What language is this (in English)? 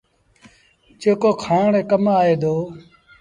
Sindhi Bhil